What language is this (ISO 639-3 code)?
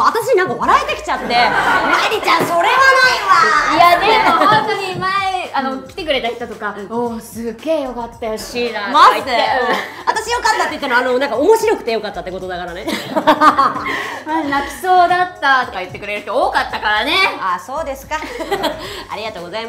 jpn